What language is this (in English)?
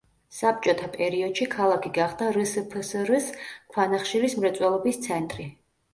Georgian